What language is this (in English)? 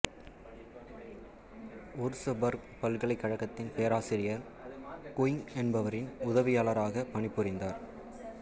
Tamil